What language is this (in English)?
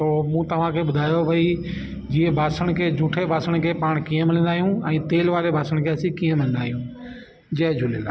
Sindhi